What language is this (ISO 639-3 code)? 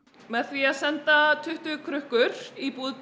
isl